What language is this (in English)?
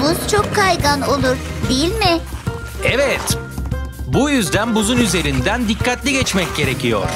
Turkish